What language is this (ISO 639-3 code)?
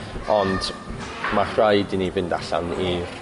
cym